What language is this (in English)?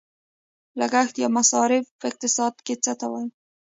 Pashto